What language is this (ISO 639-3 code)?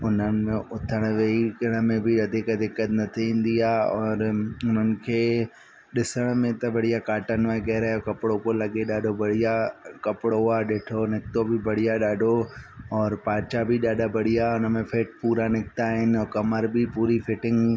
snd